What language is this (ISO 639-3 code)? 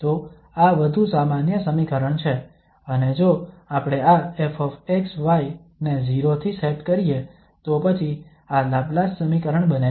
guj